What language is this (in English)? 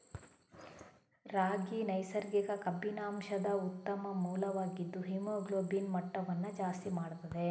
Kannada